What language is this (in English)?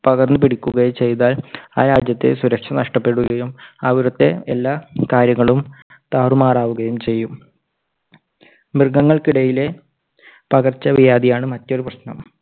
Malayalam